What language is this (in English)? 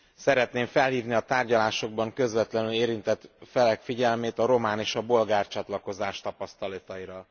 Hungarian